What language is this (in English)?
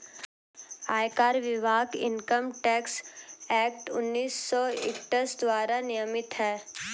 Hindi